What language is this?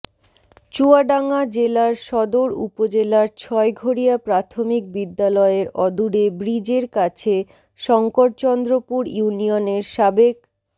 Bangla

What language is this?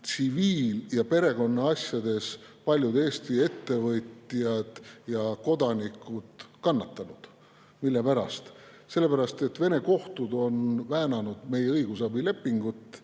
Estonian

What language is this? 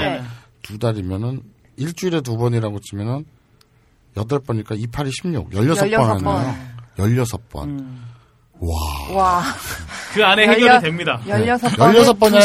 Korean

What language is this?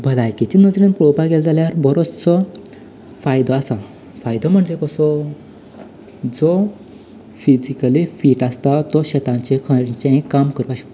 Konkani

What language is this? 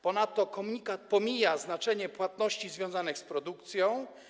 Polish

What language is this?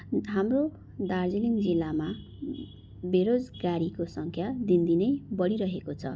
Nepali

